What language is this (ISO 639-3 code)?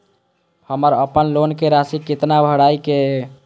mai